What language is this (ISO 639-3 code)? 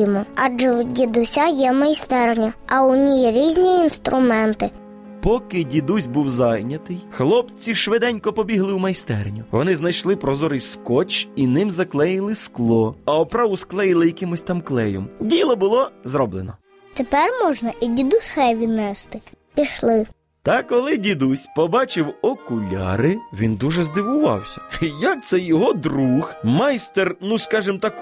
ukr